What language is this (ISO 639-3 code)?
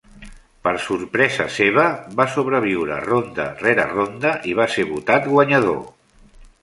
cat